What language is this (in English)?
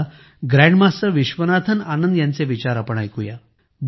Marathi